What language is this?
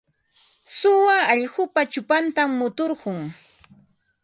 Ambo-Pasco Quechua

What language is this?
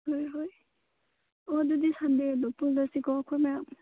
Manipuri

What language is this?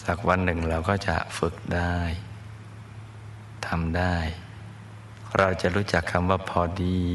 Thai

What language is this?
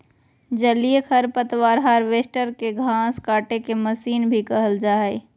Magahi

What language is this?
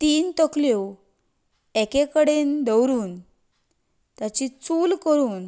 Konkani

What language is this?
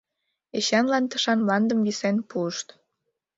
Mari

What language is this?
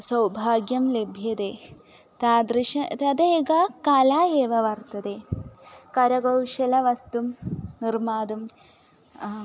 Sanskrit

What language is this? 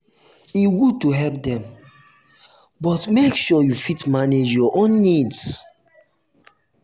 Nigerian Pidgin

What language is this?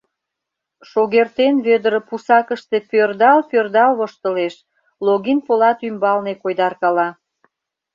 Mari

